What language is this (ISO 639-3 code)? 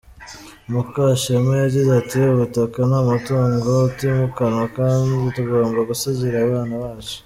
kin